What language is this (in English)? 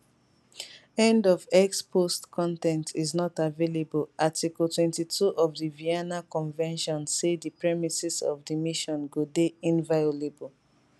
Nigerian Pidgin